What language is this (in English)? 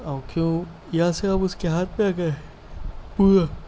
Urdu